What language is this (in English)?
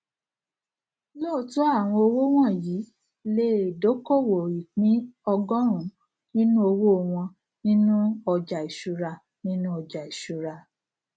Yoruba